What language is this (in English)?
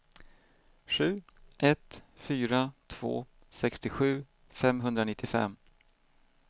Swedish